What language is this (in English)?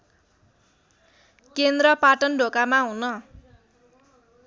Nepali